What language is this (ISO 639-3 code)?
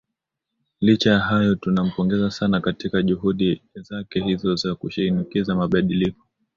swa